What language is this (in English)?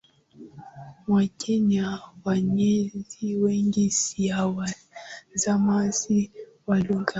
Swahili